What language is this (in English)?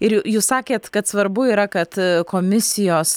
Lithuanian